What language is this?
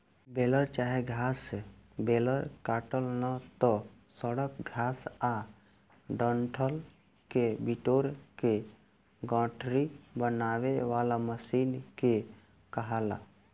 Bhojpuri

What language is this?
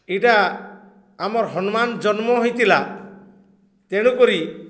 Odia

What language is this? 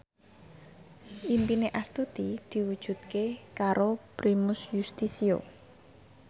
Javanese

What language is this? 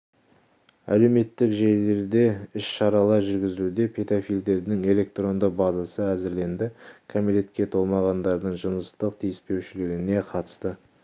Kazakh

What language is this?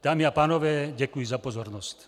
Czech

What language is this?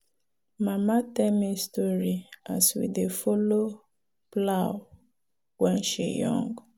Nigerian Pidgin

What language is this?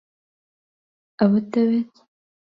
Central Kurdish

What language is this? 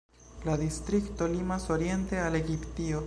Esperanto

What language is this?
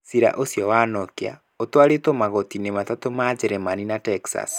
Kikuyu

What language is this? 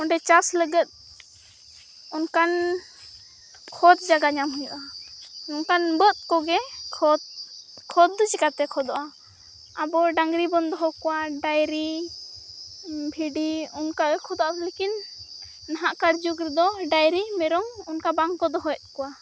Santali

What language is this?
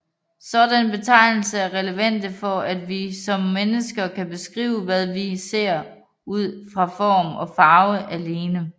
Danish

